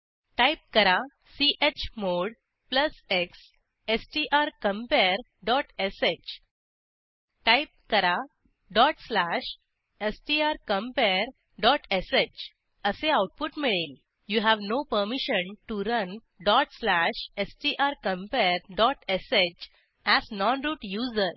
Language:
Marathi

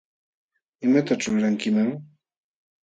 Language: Jauja Wanca Quechua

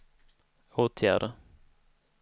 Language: Swedish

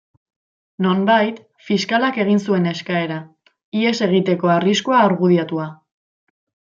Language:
Basque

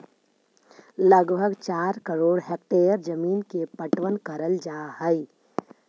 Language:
Magahi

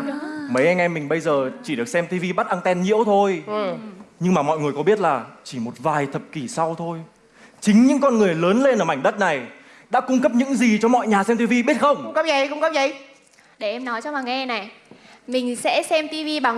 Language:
Vietnamese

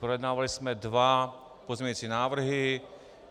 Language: Czech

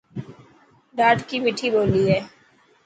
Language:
Dhatki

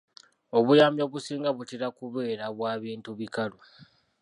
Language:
Ganda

